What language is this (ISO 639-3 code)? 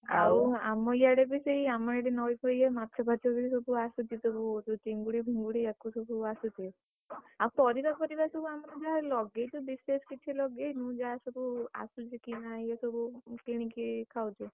ori